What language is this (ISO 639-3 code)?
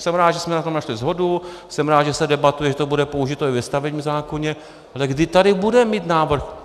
ces